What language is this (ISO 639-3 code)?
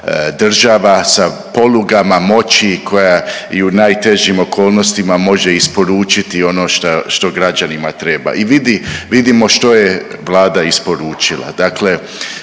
hrv